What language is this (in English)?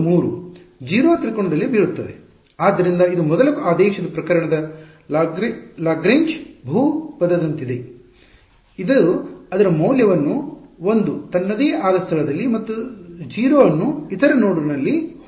Kannada